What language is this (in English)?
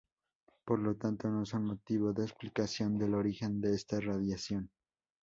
Spanish